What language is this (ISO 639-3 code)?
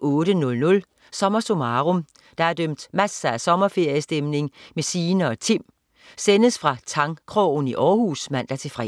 dan